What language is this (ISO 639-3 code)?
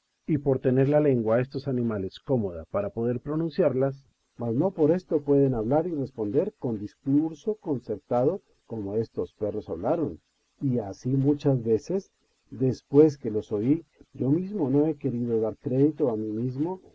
spa